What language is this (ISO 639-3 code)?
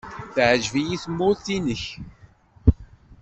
kab